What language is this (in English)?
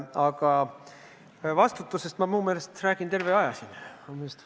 Estonian